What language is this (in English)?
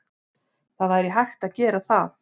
Icelandic